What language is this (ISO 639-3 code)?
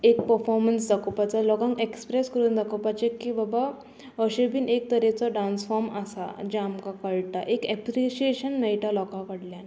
kok